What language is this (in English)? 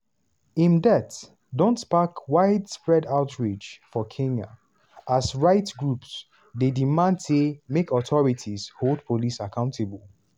Nigerian Pidgin